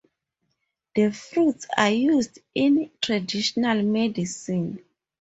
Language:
English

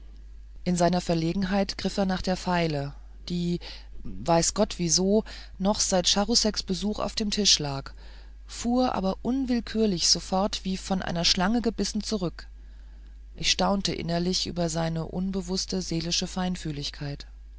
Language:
German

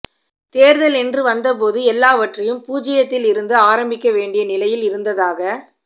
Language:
Tamil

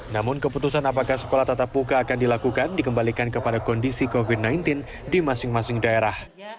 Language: Indonesian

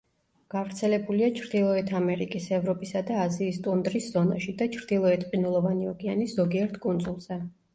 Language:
Georgian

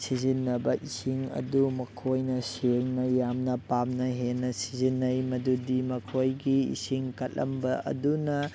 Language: Manipuri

